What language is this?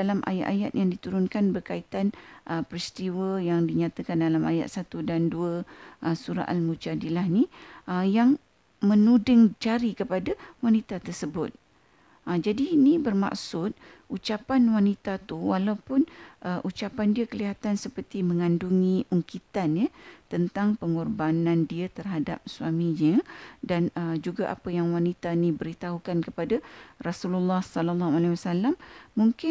Malay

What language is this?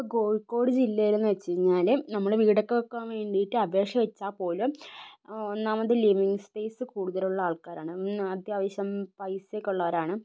Malayalam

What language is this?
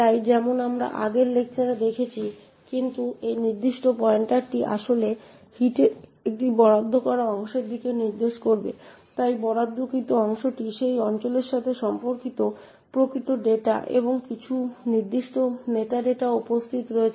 Bangla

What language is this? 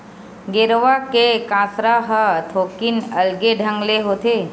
Chhattisgarhi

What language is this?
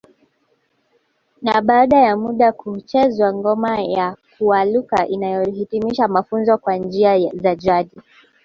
Swahili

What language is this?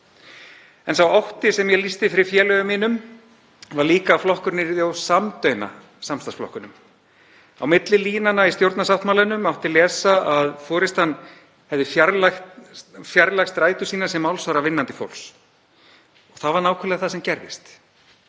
Icelandic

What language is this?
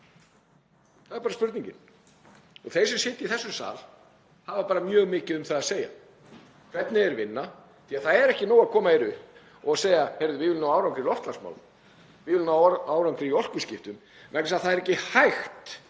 Icelandic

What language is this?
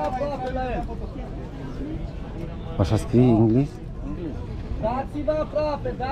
Romanian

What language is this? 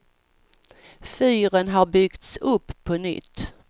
Swedish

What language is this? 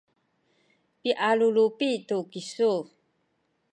Sakizaya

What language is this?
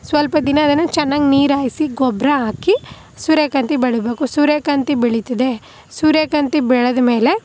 Kannada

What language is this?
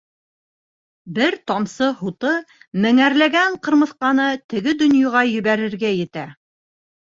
Bashkir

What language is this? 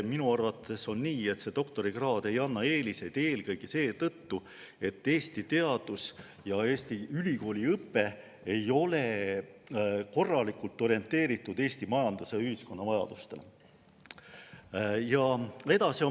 Estonian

